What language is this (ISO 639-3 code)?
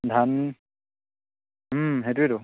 asm